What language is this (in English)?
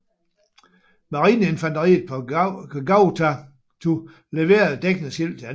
Danish